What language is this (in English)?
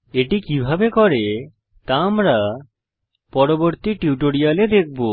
Bangla